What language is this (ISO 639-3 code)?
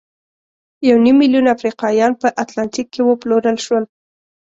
pus